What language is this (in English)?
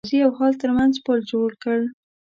Pashto